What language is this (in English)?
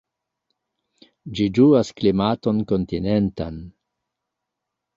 Esperanto